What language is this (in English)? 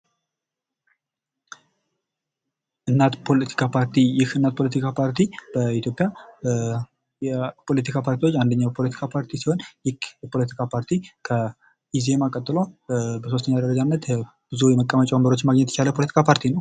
Amharic